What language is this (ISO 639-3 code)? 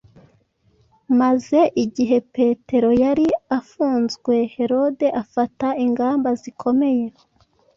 kin